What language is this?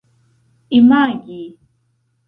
Esperanto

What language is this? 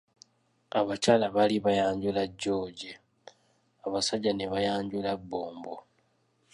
Ganda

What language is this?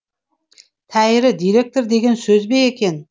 Kazakh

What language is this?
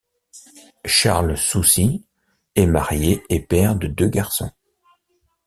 French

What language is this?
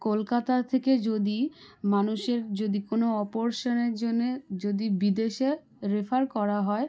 Bangla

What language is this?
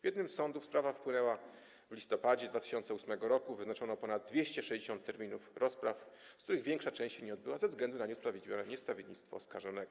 Polish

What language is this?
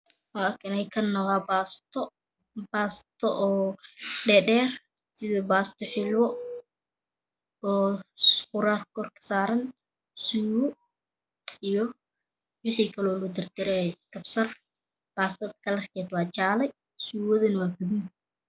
Somali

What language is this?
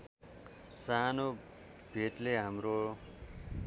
Nepali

